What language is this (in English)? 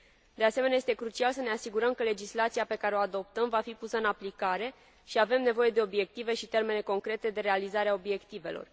Romanian